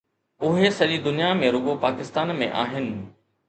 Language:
Sindhi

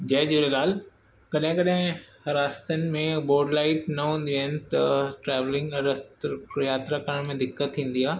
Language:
Sindhi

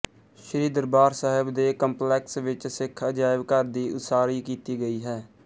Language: Punjabi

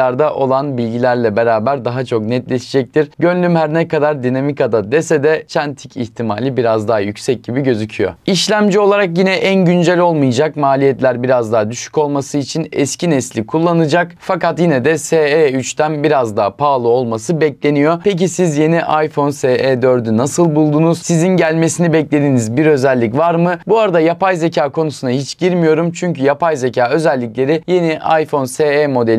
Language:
Turkish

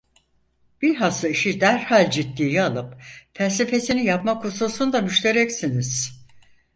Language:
Turkish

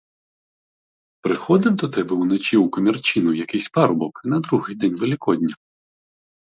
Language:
Ukrainian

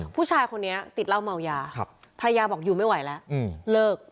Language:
Thai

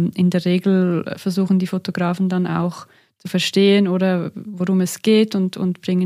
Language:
German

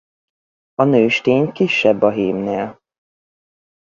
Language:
Hungarian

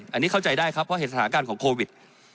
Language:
Thai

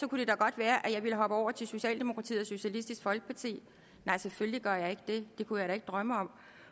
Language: Danish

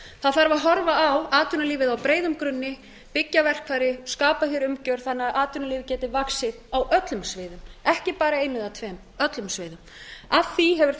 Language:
Icelandic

